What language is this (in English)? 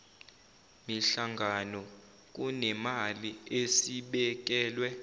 Zulu